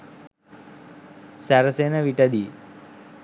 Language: Sinhala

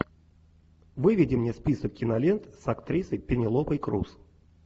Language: Russian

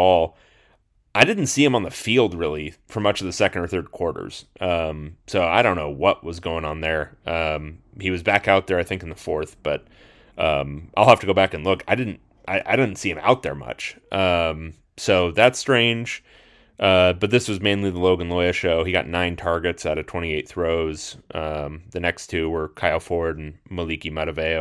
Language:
English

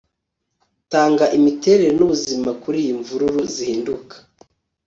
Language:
Kinyarwanda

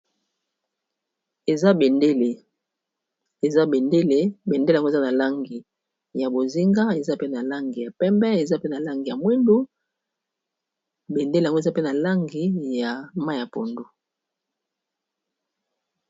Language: Lingala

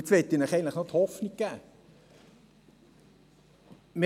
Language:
Swiss German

